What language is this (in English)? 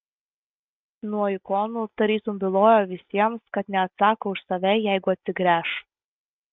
Lithuanian